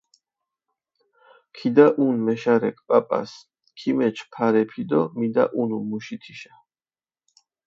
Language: Mingrelian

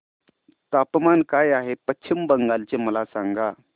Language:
Marathi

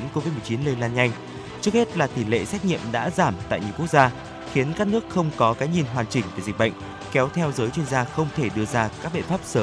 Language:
Vietnamese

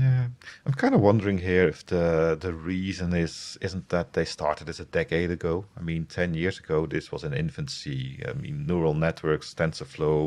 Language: English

